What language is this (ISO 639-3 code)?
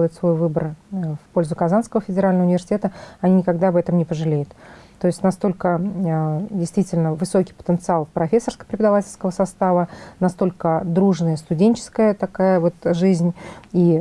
rus